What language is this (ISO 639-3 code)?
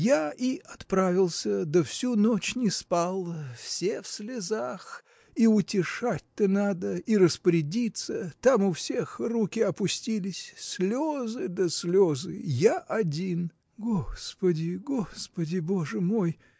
rus